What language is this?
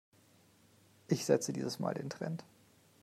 German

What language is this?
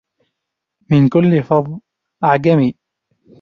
Arabic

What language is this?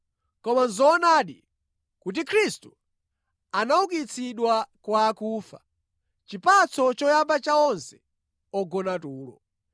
Nyanja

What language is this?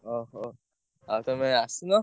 Odia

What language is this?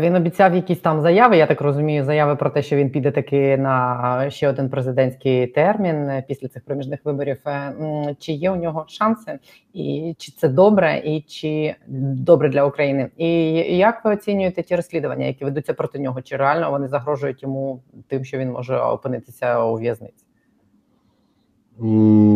Ukrainian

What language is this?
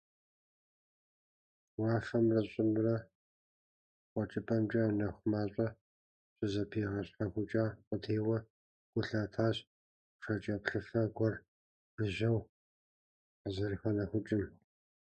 Kabardian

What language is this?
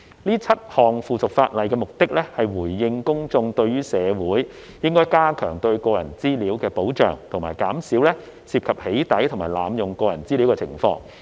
Cantonese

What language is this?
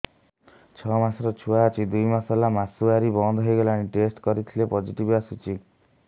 Odia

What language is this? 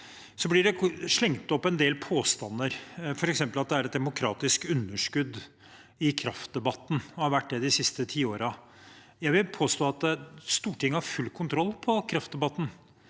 Norwegian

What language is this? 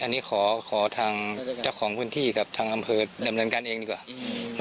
Thai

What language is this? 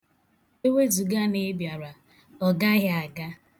Igbo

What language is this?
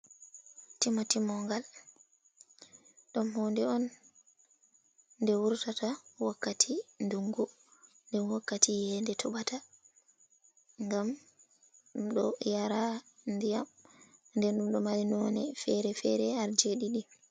Fula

